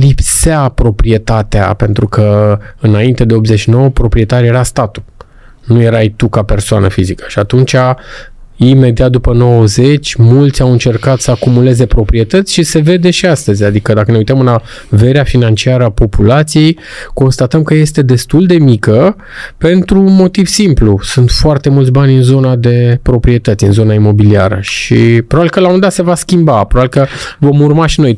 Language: Romanian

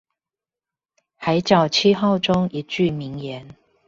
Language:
Chinese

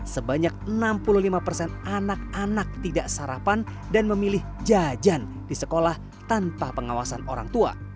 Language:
Indonesian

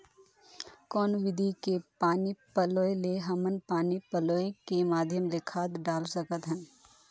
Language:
Chhattisgarhi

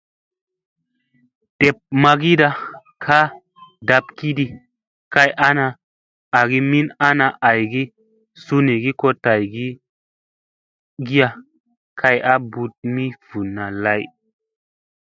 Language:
Musey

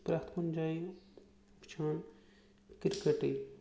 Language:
Kashmiri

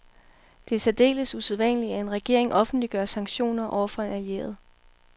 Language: Danish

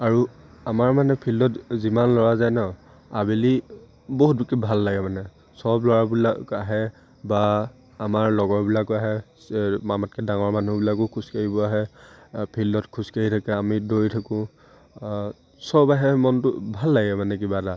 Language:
Assamese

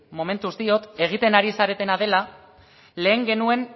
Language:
Basque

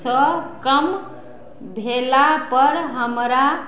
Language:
Maithili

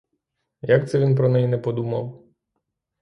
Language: Ukrainian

